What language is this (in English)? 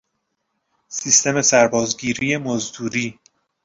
Persian